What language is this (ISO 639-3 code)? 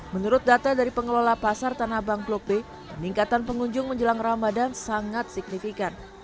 ind